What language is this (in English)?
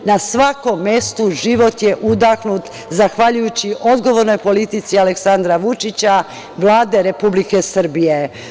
Serbian